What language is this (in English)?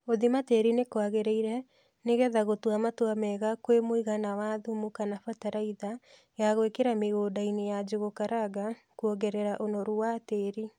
Kikuyu